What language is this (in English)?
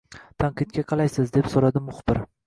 Uzbek